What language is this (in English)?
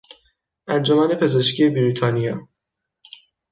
Persian